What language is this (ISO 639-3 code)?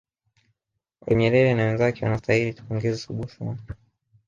swa